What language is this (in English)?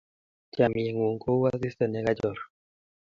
Kalenjin